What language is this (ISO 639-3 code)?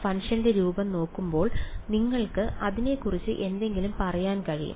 mal